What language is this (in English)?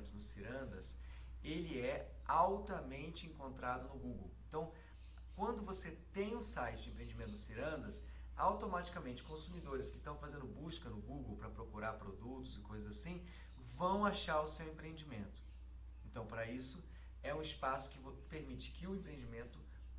Portuguese